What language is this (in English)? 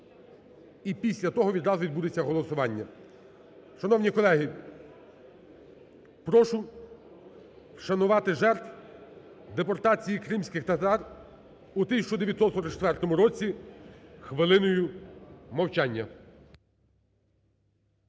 Ukrainian